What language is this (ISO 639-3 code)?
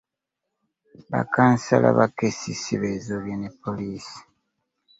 lug